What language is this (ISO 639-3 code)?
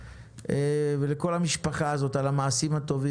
heb